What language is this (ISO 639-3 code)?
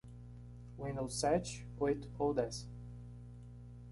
por